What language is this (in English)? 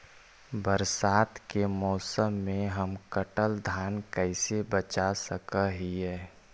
Magahi